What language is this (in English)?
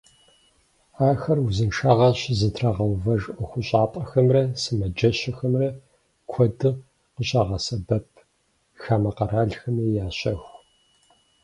Kabardian